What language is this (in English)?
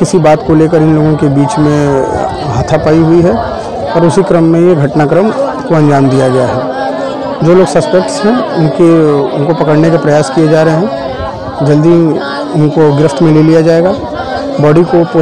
Hindi